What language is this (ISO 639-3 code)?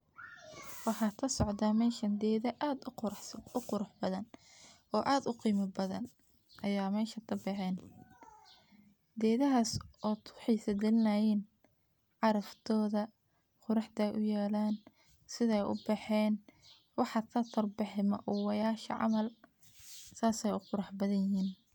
som